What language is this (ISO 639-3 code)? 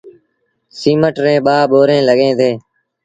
sbn